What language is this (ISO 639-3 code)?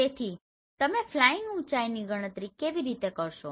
guj